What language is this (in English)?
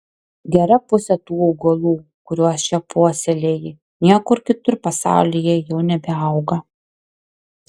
Lithuanian